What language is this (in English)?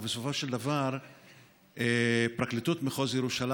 Hebrew